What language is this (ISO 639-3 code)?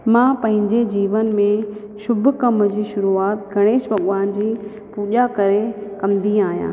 snd